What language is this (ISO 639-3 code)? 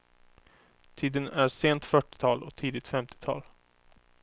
swe